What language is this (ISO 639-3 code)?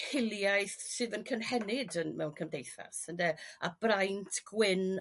cym